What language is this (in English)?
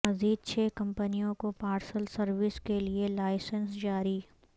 Urdu